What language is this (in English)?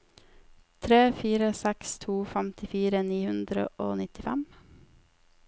Norwegian